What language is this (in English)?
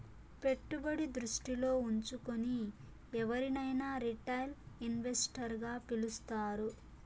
Telugu